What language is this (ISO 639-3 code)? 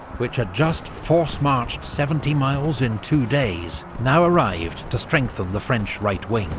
eng